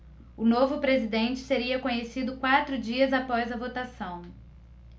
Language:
Portuguese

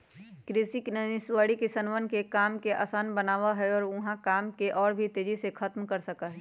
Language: Magahi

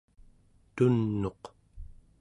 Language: Central Yupik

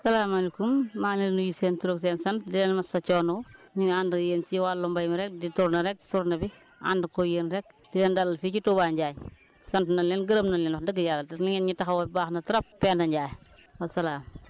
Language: Wolof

